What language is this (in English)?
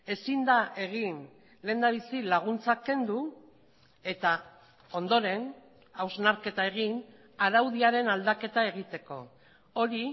Basque